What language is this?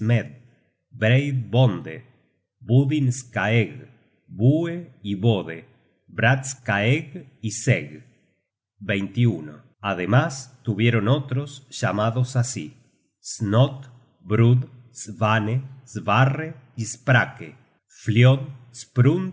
Spanish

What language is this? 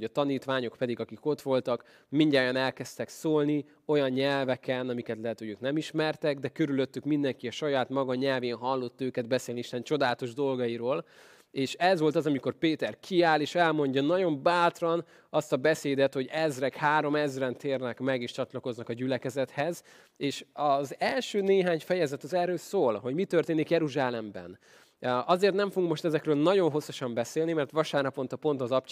Hungarian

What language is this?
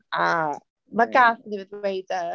Welsh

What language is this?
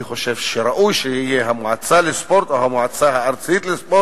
Hebrew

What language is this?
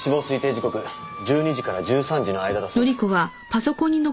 Japanese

